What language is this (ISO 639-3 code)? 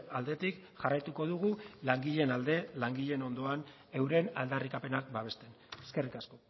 eus